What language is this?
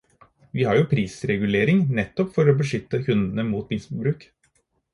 Norwegian Bokmål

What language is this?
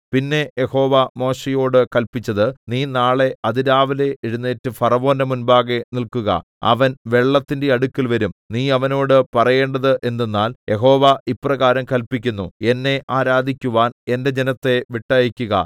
Malayalam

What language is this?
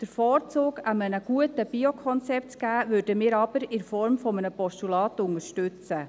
Swiss German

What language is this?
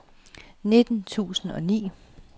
Danish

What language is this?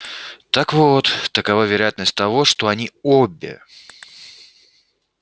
Russian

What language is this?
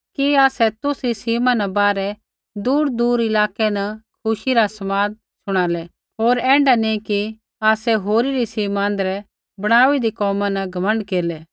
Kullu Pahari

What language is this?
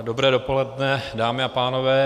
Czech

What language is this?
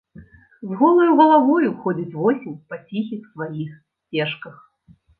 Belarusian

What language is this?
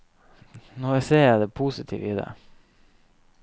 Norwegian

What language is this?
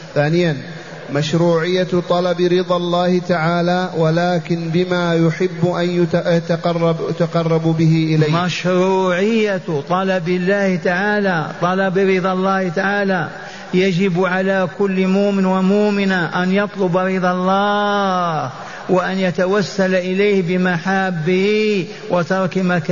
Arabic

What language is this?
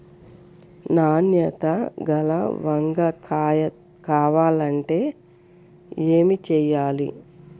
Telugu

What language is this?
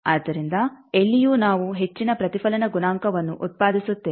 Kannada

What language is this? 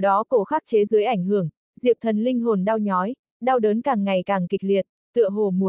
Vietnamese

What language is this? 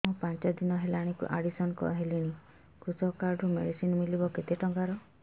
Odia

